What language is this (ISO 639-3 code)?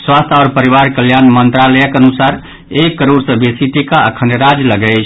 mai